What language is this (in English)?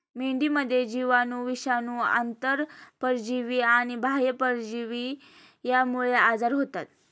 Marathi